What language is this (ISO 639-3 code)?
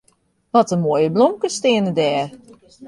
fry